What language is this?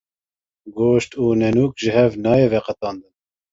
Kurdish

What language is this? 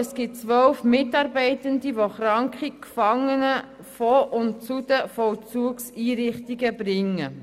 Swiss German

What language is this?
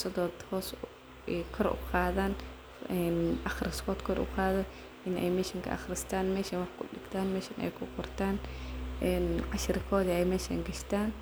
Somali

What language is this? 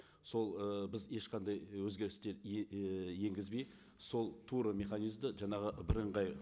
Kazakh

